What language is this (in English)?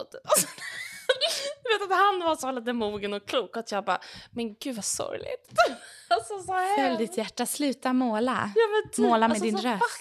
Swedish